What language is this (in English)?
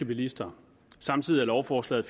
Danish